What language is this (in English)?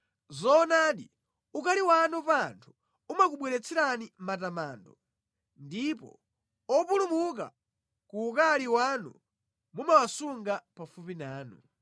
Nyanja